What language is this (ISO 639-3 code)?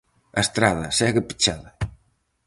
glg